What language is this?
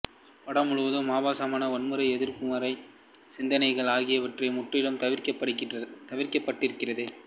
Tamil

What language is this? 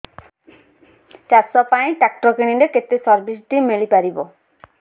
Odia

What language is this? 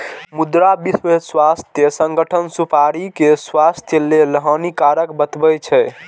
Maithili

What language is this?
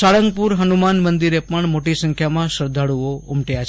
Gujarati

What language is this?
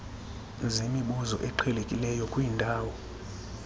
Xhosa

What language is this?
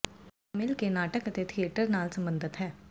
Punjabi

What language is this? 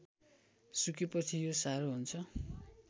Nepali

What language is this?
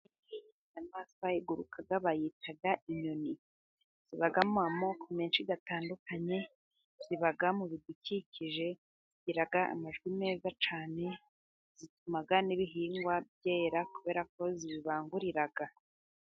Kinyarwanda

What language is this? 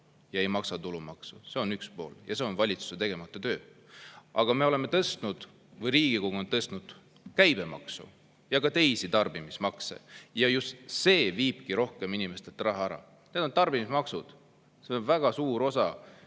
Estonian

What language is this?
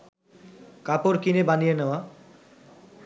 Bangla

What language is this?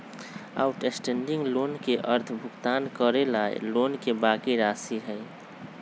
Magahi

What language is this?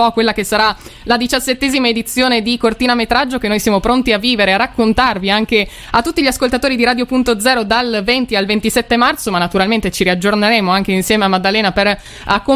Italian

